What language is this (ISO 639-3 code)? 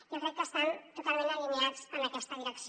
cat